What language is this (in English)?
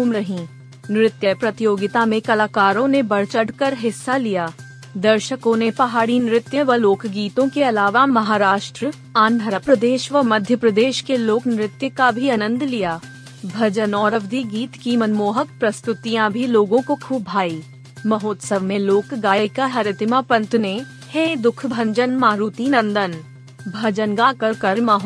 Hindi